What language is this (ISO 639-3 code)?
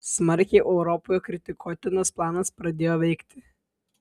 lit